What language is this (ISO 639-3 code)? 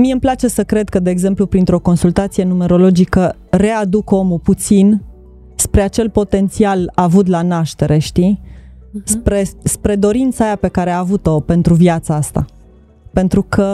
ron